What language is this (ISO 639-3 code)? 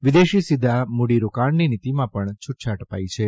guj